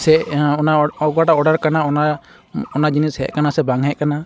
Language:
Santali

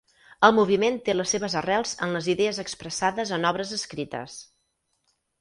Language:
Catalan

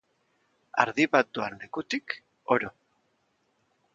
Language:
Basque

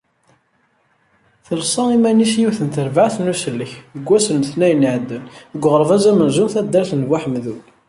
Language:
Kabyle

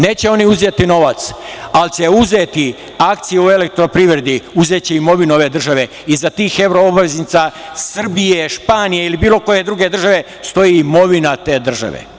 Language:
Serbian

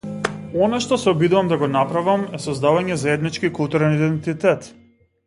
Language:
Macedonian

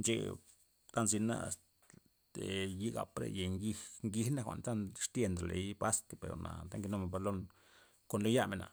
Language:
Loxicha Zapotec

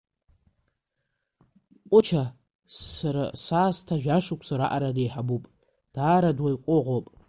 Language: Abkhazian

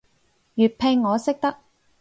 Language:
Cantonese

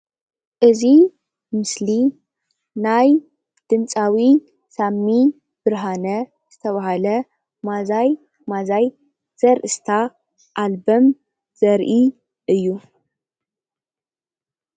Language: Tigrinya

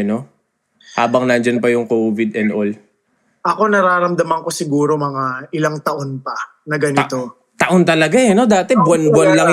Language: Filipino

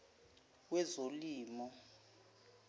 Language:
Zulu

